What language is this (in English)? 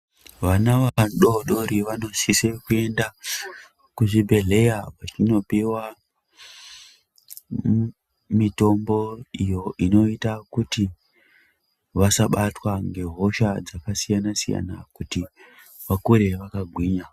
Ndau